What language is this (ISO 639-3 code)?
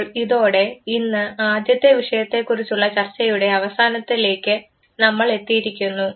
mal